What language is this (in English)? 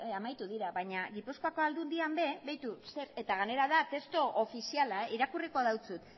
Basque